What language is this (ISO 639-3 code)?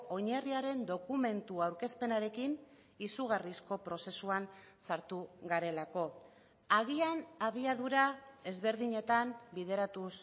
eus